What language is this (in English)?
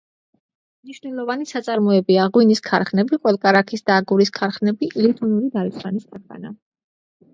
Georgian